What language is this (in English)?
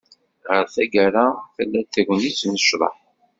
Kabyle